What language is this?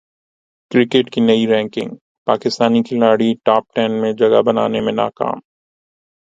Urdu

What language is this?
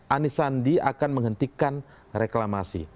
Indonesian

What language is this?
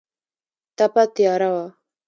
Pashto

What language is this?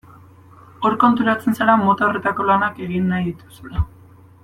Basque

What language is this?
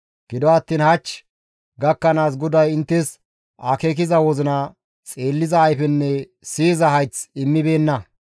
Gamo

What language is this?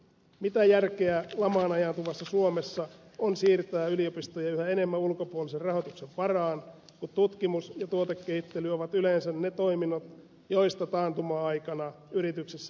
Finnish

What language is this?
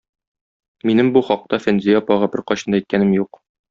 Tatar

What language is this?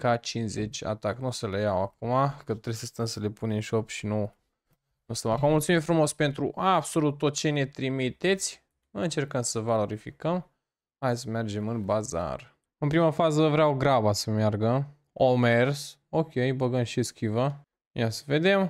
Romanian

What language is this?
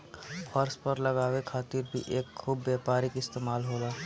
Bhojpuri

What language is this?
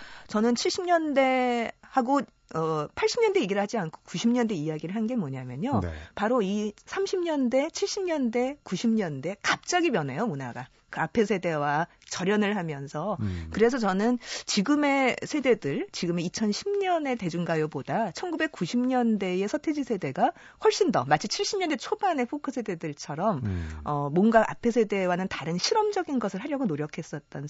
Korean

